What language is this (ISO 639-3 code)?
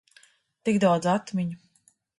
lav